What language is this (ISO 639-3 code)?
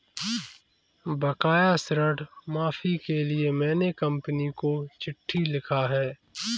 hin